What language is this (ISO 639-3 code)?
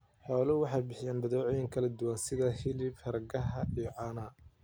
som